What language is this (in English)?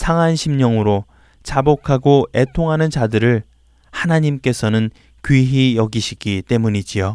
Korean